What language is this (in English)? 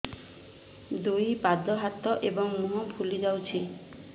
Odia